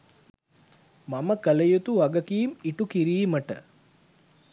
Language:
Sinhala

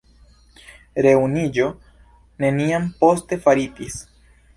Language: Esperanto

